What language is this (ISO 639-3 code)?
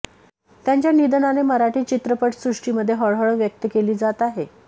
mar